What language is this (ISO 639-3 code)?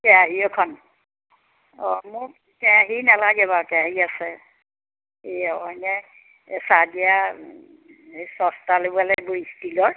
asm